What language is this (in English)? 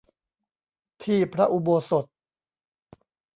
Thai